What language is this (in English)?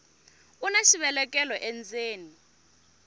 Tsonga